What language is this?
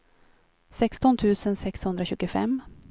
Swedish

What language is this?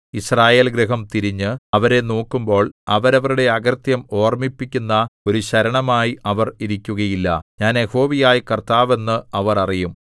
Malayalam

